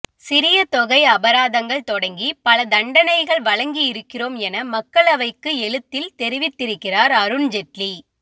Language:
Tamil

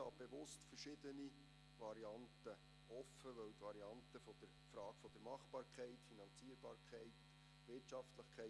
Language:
Swiss German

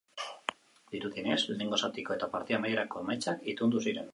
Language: Basque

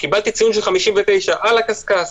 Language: Hebrew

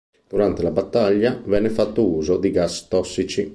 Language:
Italian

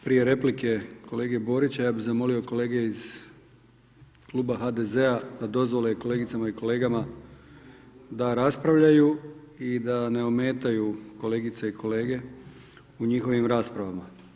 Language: Croatian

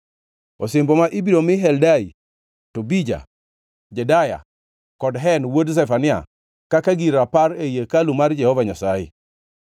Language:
Luo (Kenya and Tanzania)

